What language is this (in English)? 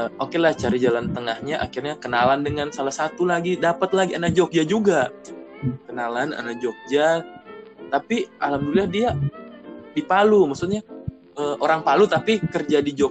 Indonesian